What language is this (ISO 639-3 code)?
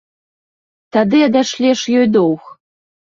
bel